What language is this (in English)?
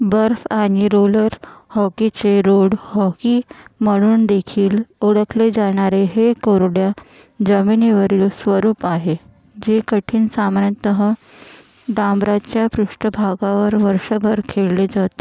Marathi